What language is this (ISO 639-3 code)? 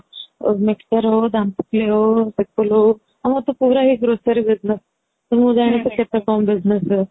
ori